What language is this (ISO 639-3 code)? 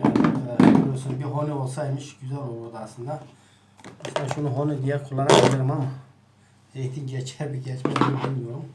tur